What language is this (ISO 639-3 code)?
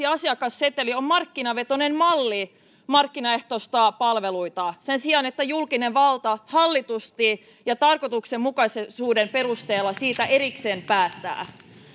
fin